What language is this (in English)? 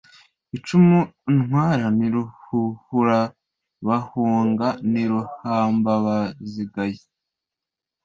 Kinyarwanda